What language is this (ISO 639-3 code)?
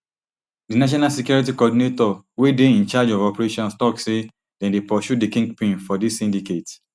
pcm